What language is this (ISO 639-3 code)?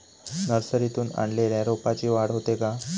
mar